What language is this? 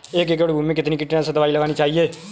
Hindi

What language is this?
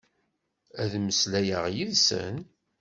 Kabyle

